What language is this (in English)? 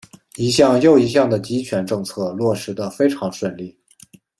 Chinese